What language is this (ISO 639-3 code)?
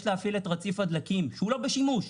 heb